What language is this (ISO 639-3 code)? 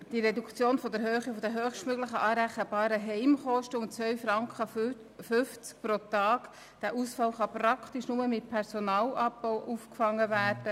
gsw